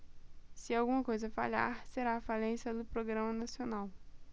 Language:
Portuguese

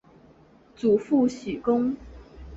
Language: Chinese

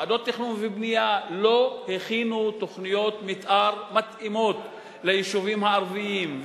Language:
Hebrew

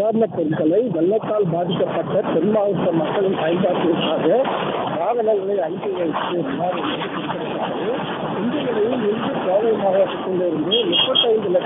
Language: Tamil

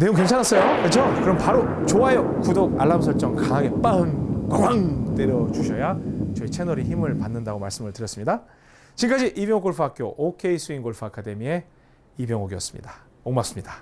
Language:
Korean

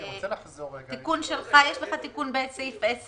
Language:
Hebrew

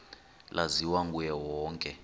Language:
Xhosa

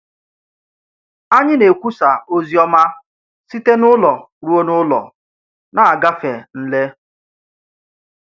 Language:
Igbo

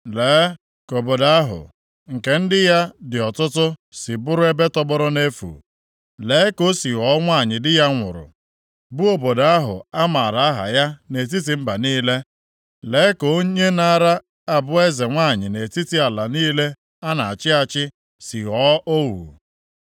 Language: Igbo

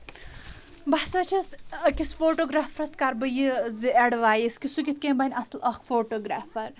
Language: Kashmiri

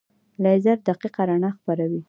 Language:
Pashto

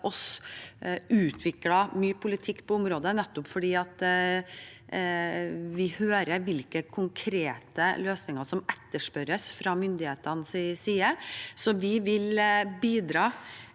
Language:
Norwegian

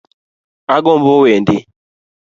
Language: Luo (Kenya and Tanzania)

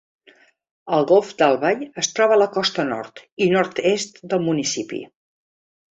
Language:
Catalan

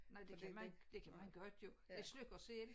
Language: Danish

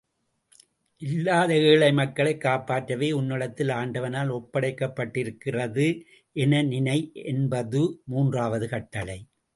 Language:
Tamil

